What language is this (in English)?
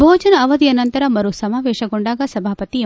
Kannada